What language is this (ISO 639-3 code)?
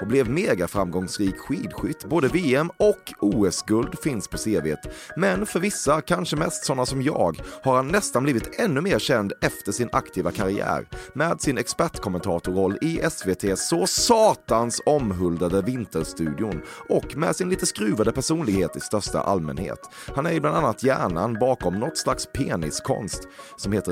swe